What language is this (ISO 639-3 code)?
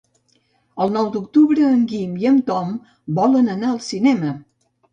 cat